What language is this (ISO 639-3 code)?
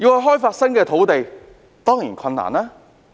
yue